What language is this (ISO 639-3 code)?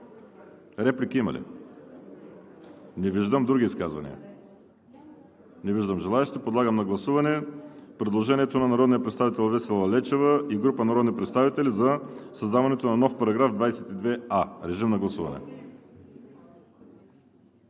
bul